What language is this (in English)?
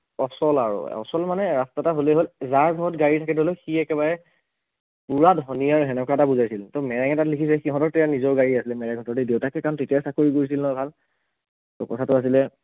Assamese